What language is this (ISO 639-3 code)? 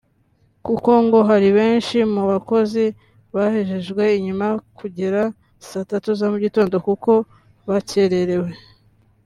kin